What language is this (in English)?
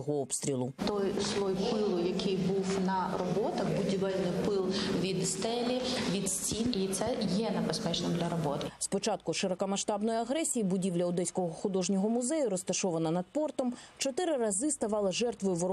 Ukrainian